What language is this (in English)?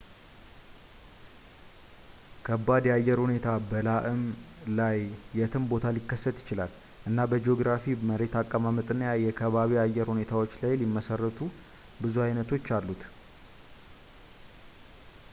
Amharic